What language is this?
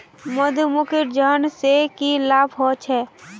Magahi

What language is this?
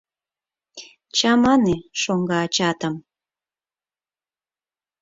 Mari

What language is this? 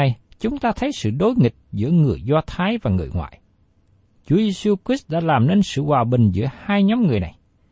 Vietnamese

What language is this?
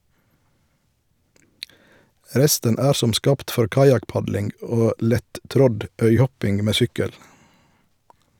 Norwegian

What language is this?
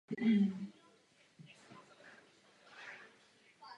Czech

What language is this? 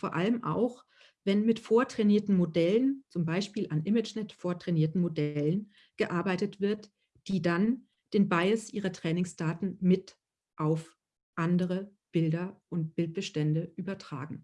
German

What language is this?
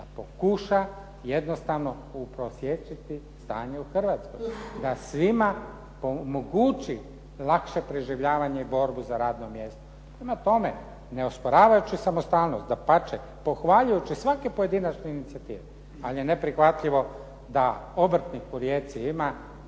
Croatian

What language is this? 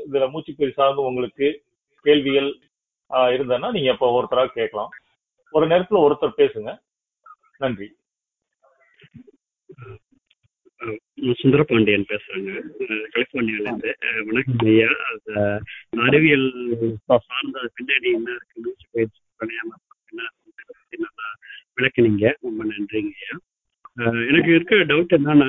Tamil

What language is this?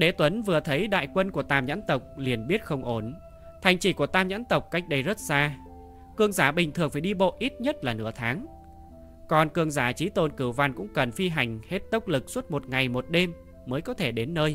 Vietnamese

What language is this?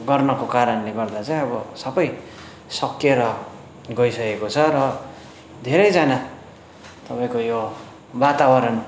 Nepali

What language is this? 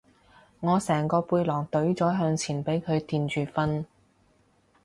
Cantonese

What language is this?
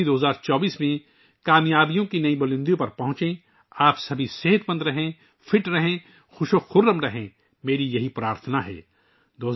Urdu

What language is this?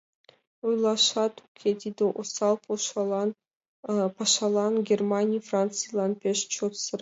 Mari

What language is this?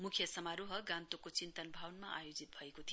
Nepali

